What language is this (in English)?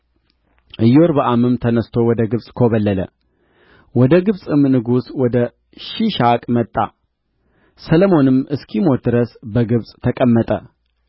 Amharic